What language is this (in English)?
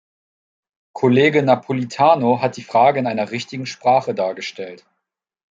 German